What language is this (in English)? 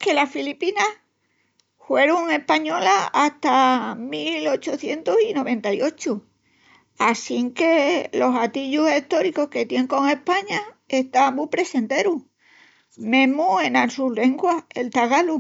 Extremaduran